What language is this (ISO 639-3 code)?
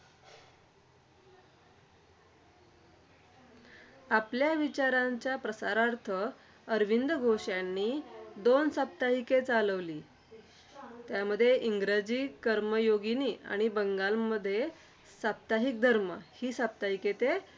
mar